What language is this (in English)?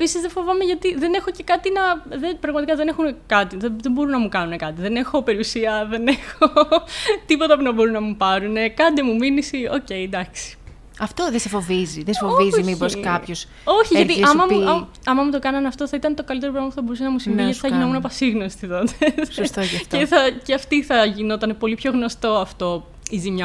Greek